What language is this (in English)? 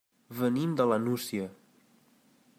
Catalan